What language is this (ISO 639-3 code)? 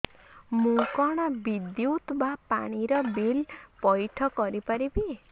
ori